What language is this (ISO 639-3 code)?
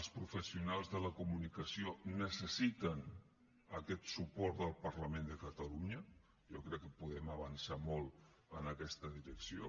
cat